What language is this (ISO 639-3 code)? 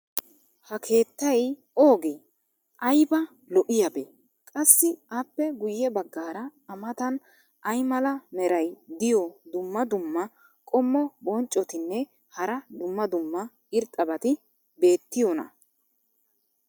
wal